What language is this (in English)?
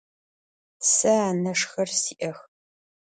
Adyghe